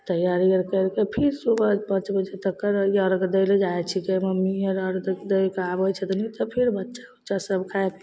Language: Maithili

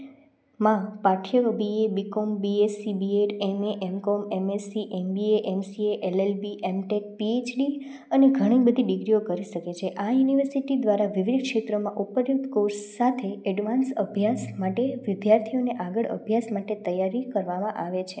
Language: Gujarati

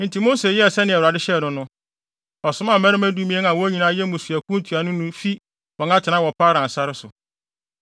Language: Akan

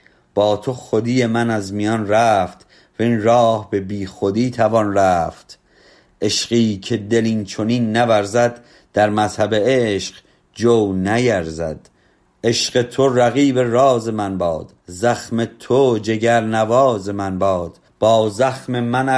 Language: Persian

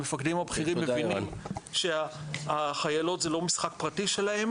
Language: Hebrew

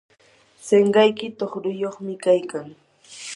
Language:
Yanahuanca Pasco Quechua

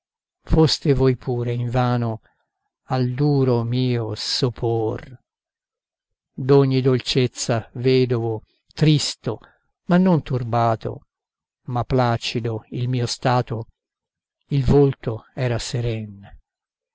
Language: Italian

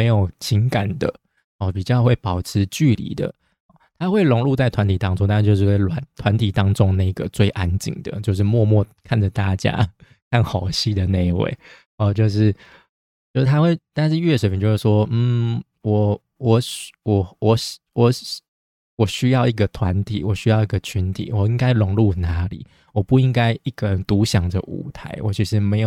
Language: Chinese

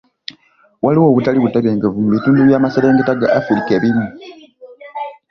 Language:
Ganda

